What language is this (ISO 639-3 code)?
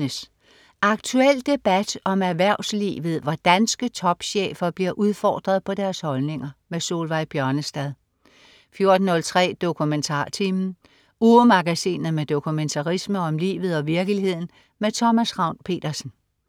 dan